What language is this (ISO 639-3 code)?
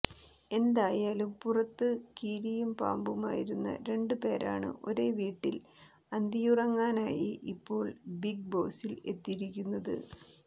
mal